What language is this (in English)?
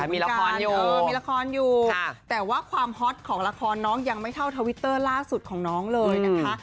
Thai